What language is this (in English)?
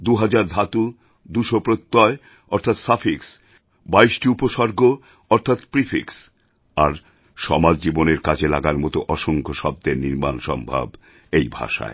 Bangla